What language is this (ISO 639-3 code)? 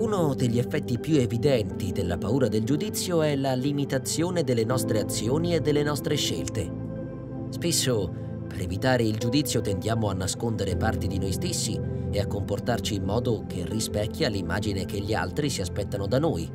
ita